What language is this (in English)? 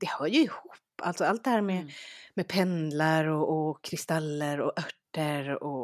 Swedish